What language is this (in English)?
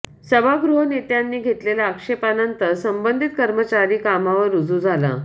Marathi